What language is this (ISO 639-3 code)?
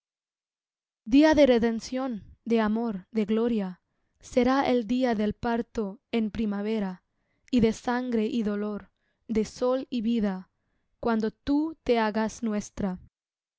spa